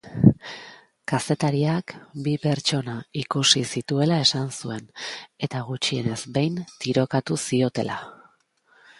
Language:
Basque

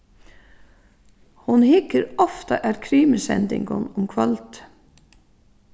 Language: Faroese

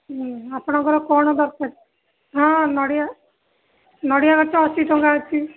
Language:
Odia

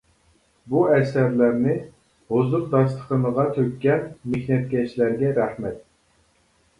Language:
Uyghur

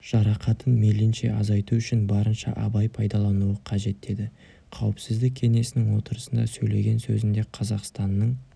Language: Kazakh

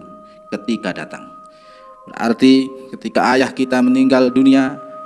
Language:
Indonesian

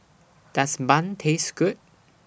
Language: English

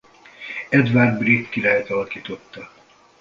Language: Hungarian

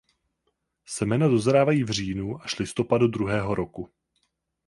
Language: Czech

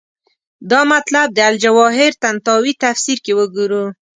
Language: Pashto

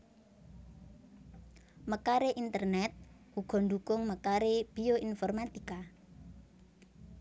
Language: Javanese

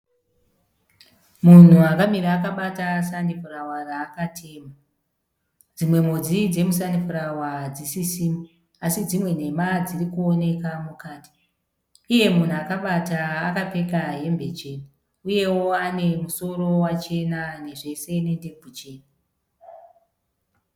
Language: Shona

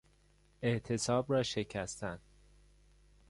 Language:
Persian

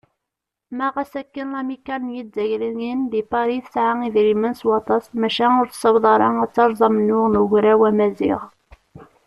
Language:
Kabyle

